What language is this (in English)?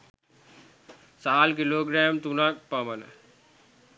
Sinhala